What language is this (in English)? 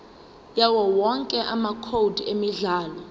Zulu